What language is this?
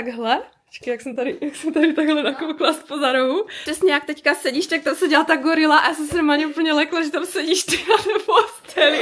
Czech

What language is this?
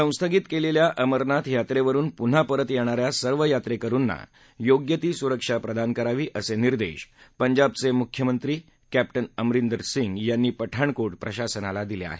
Marathi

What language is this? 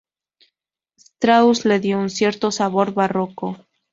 Spanish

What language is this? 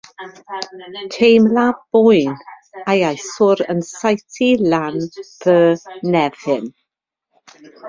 Welsh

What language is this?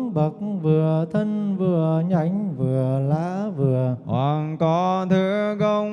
Vietnamese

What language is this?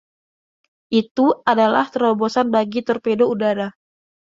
Indonesian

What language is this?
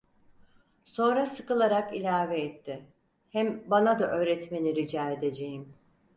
Turkish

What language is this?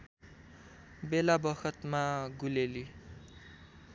Nepali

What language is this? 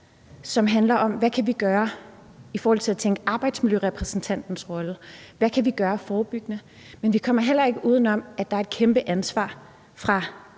Danish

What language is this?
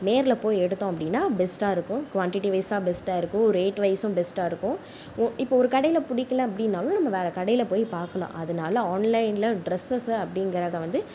Tamil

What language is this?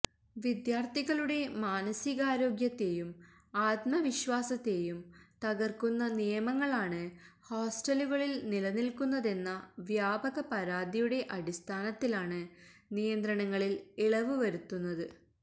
Malayalam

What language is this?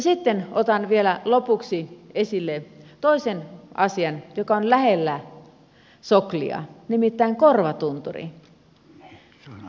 Finnish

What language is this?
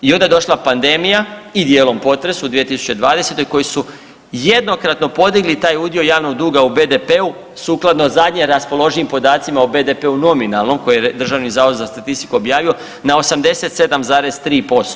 Croatian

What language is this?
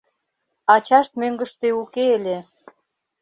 Mari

